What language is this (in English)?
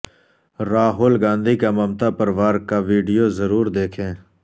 Urdu